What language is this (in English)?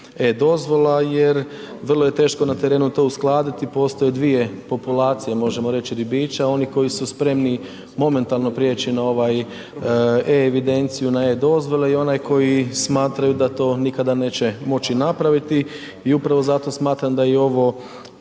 Croatian